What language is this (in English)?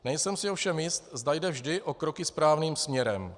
Czech